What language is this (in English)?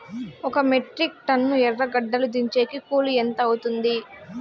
Telugu